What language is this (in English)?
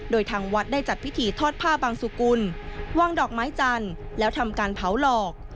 Thai